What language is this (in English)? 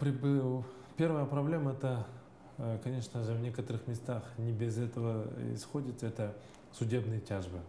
Russian